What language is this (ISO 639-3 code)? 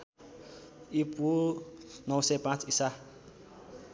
nep